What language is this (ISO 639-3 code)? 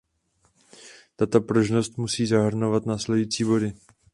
ces